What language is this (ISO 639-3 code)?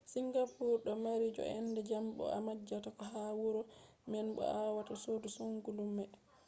ful